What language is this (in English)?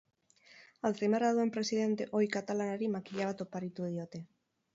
Basque